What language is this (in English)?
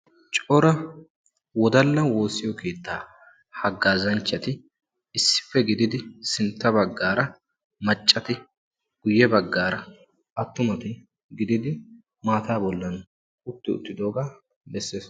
Wolaytta